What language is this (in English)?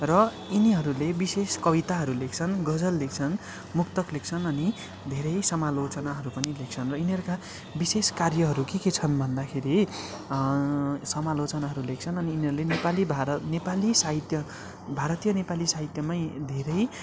Nepali